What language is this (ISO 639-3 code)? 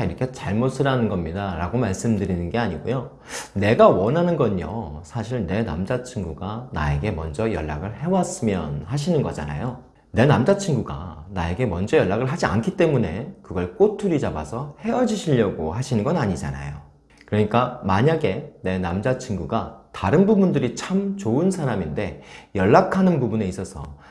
kor